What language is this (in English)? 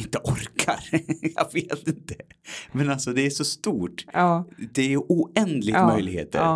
Swedish